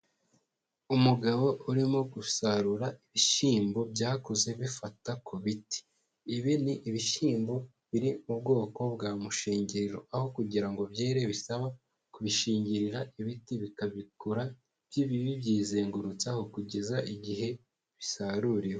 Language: Kinyarwanda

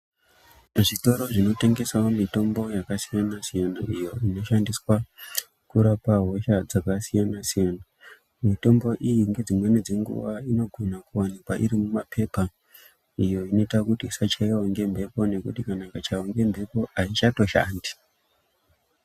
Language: Ndau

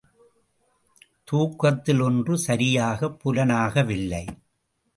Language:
Tamil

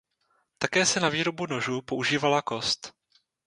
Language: Czech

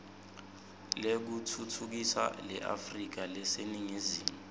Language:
Swati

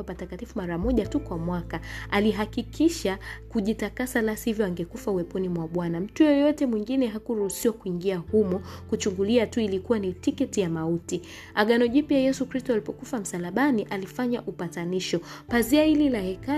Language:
Swahili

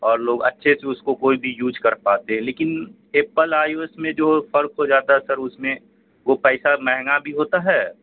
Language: Urdu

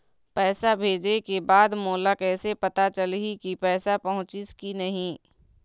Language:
Chhattisgarhi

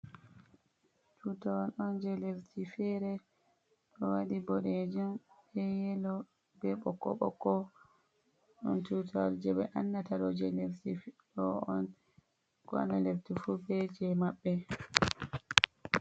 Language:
Fula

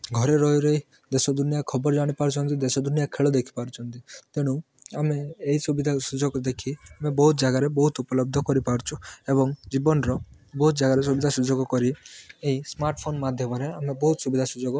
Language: Odia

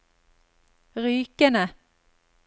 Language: Norwegian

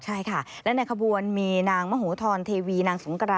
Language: Thai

